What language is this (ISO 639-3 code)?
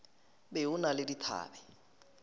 nso